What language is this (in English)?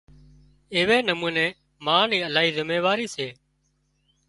Wadiyara Koli